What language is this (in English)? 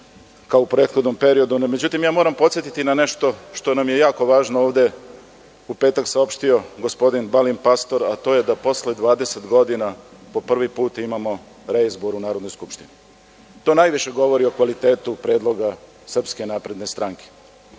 Serbian